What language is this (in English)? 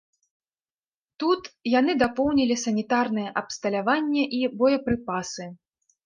Belarusian